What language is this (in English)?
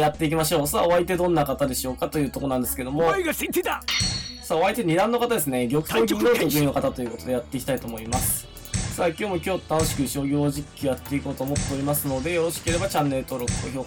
Japanese